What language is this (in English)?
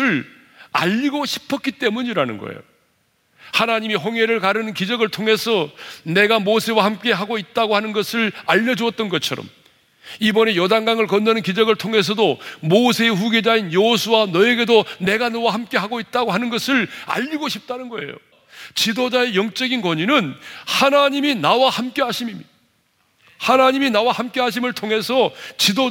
Korean